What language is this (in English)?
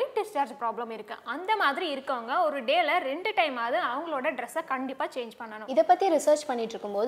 Tamil